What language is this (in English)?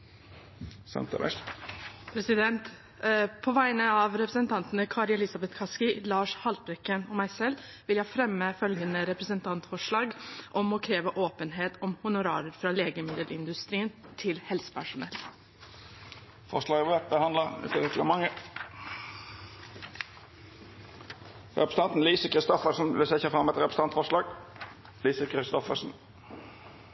Norwegian